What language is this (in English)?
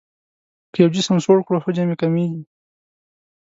Pashto